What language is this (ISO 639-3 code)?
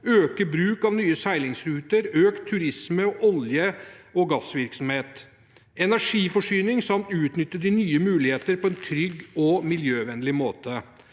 nor